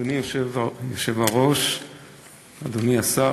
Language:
Hebrew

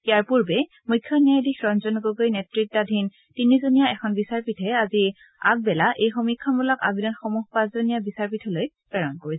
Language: Assamese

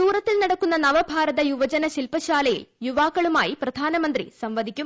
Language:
Malayalam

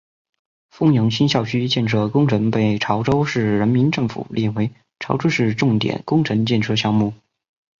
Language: Chinese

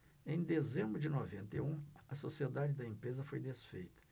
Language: Portuguese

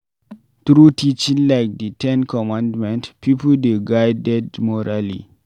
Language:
Nigerian Pidgin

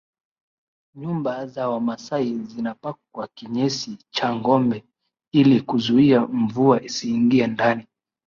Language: Swahili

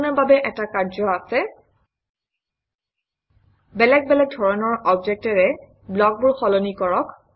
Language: Assamese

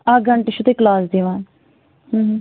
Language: Kashmiri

